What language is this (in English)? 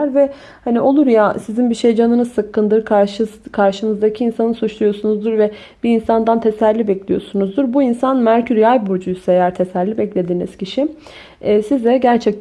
Turkish